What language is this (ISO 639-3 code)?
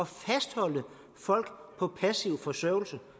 dan